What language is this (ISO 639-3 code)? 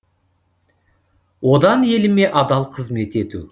kaz